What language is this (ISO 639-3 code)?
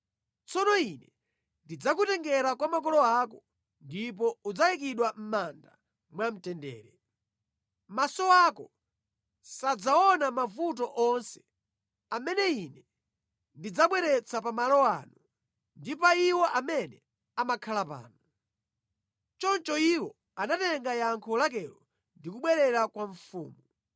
nya